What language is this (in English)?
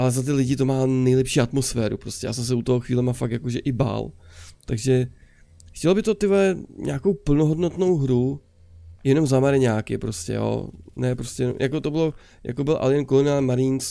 Czech